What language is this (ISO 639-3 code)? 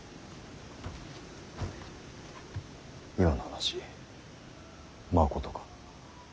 jpn